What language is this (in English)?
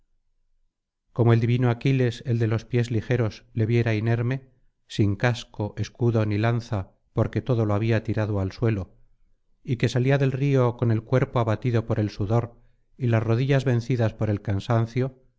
Spanish